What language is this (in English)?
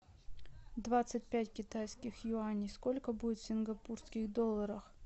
Russian